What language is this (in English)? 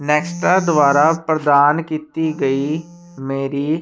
Punjabi